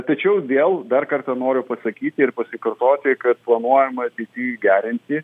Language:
Lithuanian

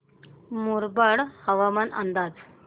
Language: Marathi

